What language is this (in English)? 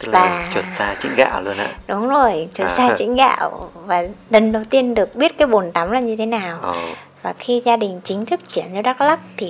Vietnamese